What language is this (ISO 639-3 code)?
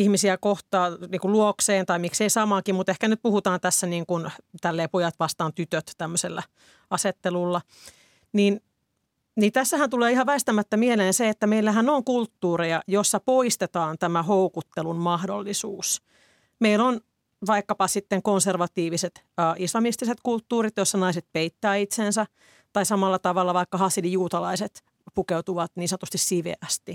fin